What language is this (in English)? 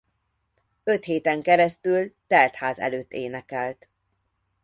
Hungarian